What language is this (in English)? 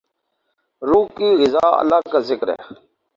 Urdu